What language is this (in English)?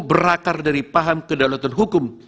Indonesian